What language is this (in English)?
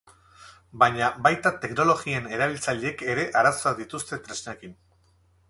Basque